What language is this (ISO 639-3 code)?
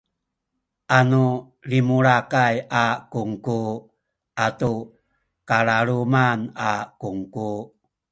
szy